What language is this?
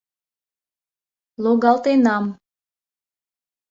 Mari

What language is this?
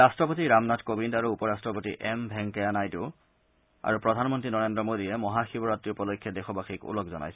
Assamese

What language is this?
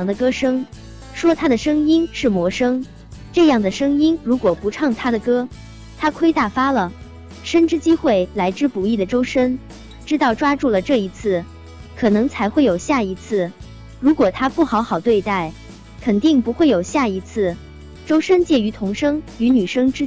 Chinese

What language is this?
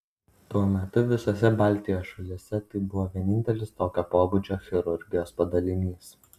Lithuanian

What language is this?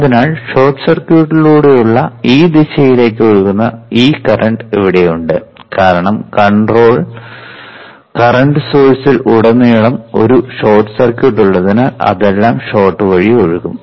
Malayalam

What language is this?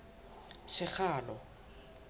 Southern Sotho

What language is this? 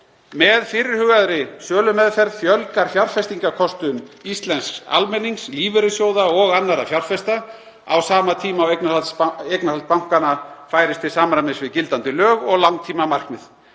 Icelandic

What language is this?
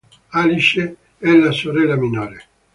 Italian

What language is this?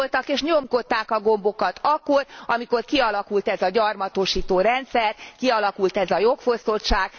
Hungarian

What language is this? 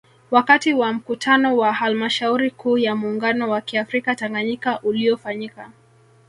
Swahili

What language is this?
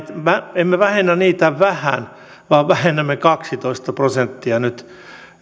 Finnish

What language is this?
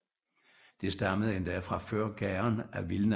Danish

